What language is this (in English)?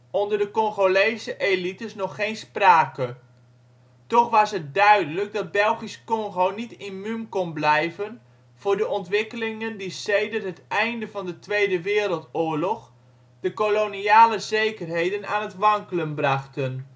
Dutch